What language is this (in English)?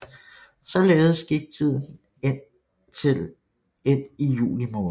Danish